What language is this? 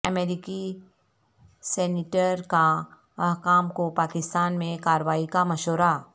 Urdu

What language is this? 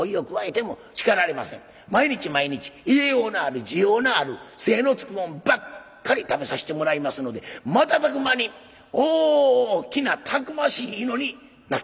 Japanese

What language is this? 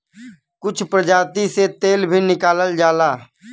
Bhojpuri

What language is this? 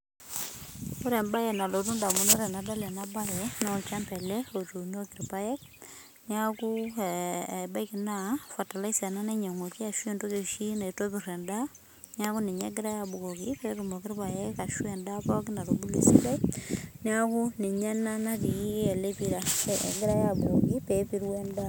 Masai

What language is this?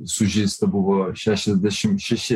Lithuanian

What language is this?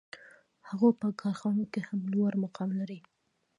Pashto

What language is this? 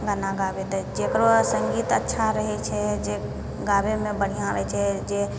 Maithili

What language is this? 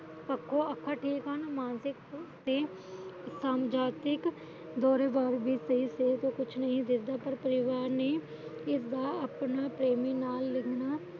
Punjabi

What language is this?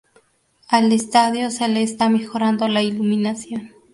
Spanish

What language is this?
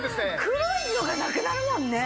Japanese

